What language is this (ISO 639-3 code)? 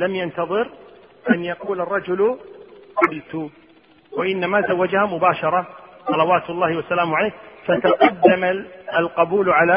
ara